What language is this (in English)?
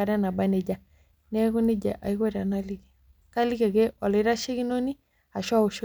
Masai